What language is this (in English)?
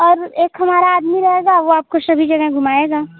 Hindi